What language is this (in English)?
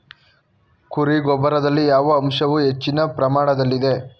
Kannada